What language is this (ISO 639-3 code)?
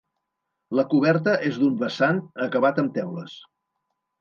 cat